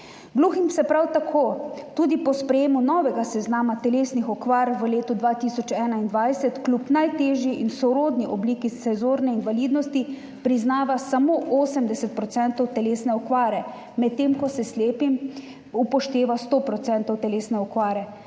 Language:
Slovenian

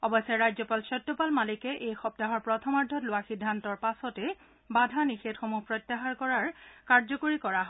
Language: Assamese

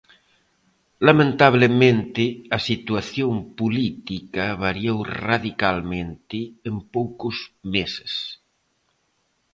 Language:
Galician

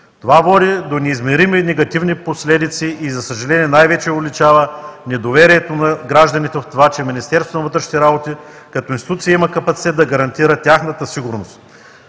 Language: Bulgarian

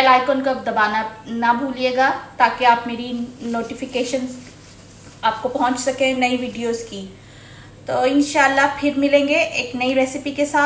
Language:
Hindi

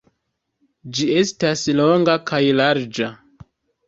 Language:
Esperanto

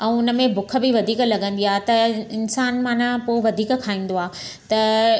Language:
Sindhi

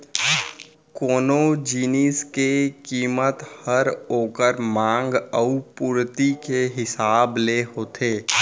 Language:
Chhattisgarhi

